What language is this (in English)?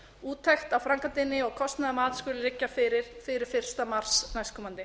Icelandic